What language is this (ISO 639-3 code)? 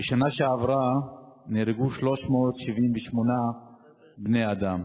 heb